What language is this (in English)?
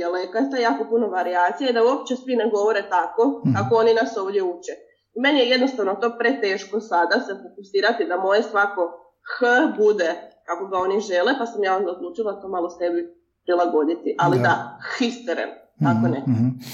Croatian